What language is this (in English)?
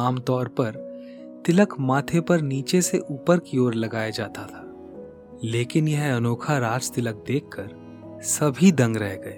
Hindi